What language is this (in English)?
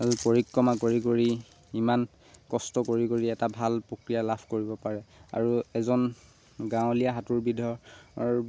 Assamese